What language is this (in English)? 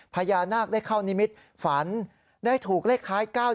Thai